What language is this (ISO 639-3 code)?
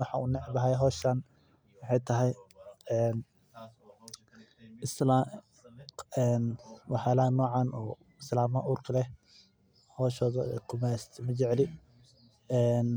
som